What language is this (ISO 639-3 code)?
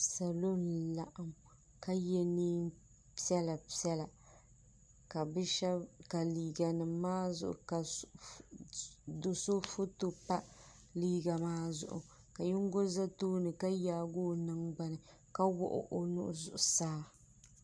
dag